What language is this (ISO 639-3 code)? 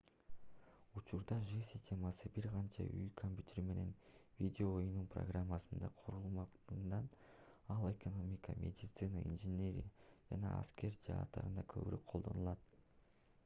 kir